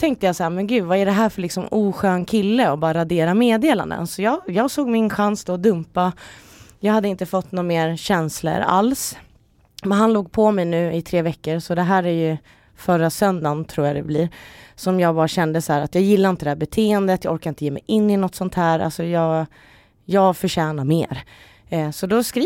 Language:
Swedish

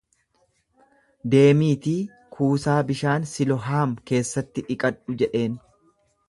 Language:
Oromo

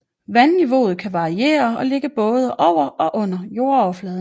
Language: Danish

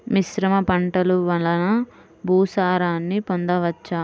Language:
Telugu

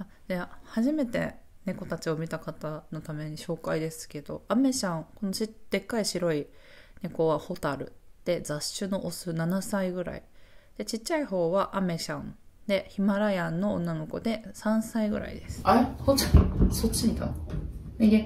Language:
Japanese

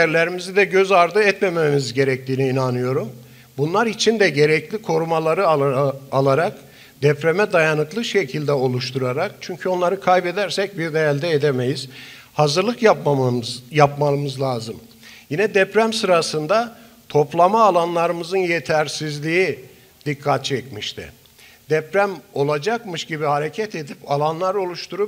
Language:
Turkish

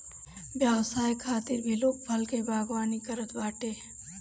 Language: Bhojpuri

